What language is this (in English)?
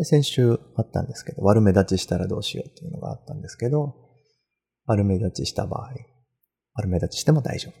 Japanese